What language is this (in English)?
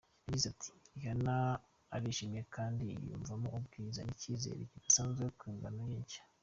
Kinyarwanda